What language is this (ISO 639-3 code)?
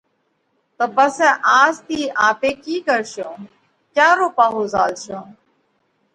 kvx